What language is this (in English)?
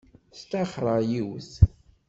Kabyle